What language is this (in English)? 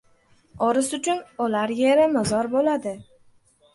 Uzbek